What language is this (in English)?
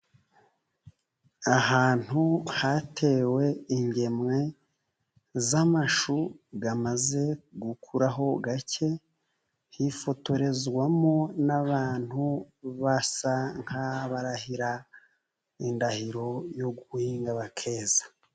Kinyarwanda